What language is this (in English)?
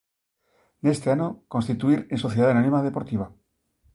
Galician